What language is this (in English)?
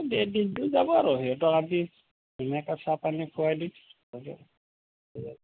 Assamese